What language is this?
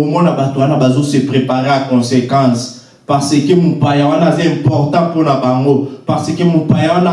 French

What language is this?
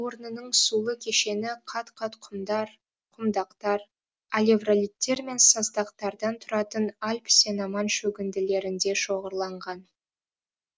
Kazakh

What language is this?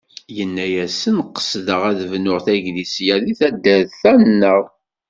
Kabyle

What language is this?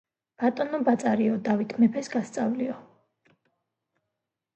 Georgian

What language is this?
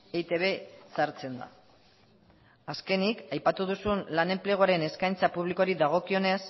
Basque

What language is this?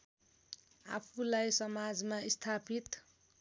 Nepali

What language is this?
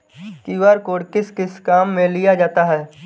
Hindi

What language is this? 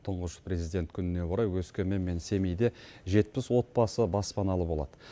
Kazakh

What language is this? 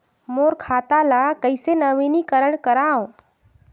Chhattisgarhi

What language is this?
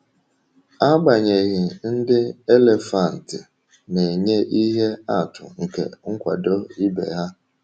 Igbo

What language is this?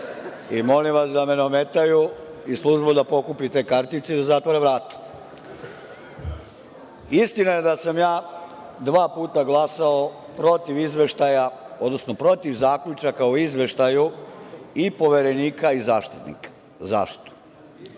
Serbian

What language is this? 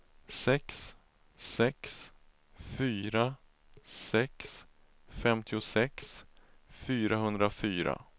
Swedish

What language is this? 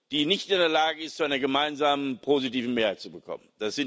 German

